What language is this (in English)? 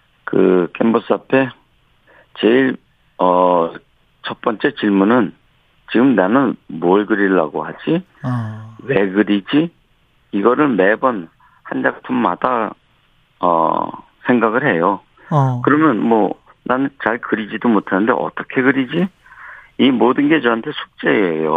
Korean